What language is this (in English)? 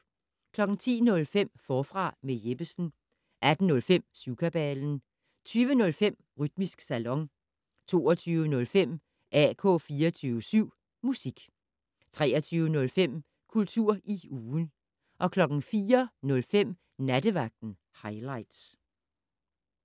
Danish